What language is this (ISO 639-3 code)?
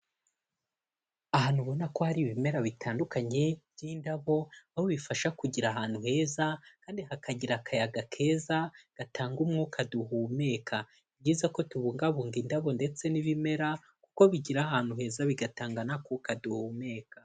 kin